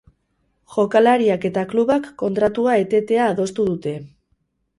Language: Basque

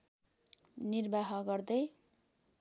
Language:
Nepali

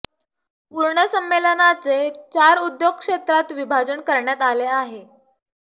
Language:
Marathi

